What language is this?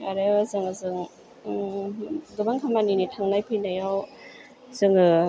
Bodo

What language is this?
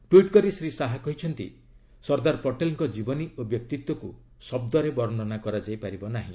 Odia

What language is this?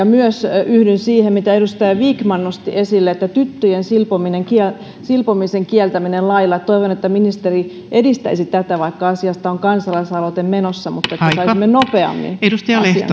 Finnish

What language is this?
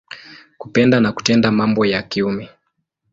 Swahili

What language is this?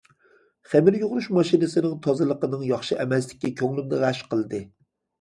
Uyghur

